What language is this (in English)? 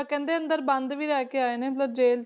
Punjabi